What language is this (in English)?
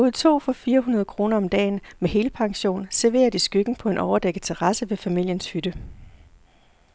Danish